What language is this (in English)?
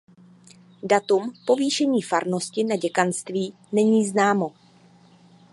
Czech